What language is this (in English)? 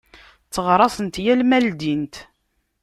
Kabyle